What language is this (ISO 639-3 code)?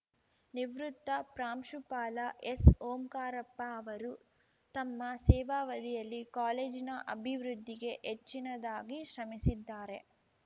kan